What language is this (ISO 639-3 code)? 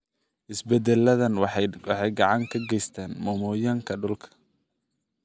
som